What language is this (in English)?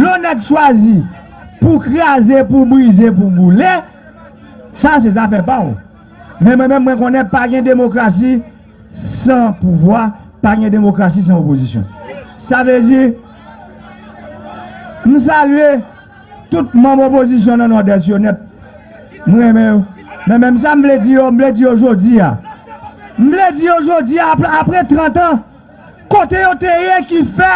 French